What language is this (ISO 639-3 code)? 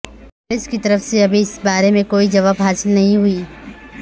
urd